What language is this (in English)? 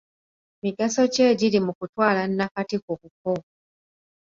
Ganda